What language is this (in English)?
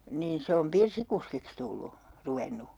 Finnish